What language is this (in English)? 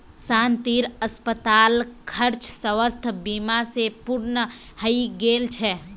Magahi